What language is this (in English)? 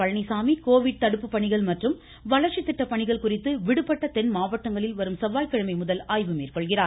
Tamil